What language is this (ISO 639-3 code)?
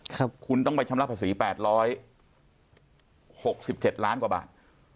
tha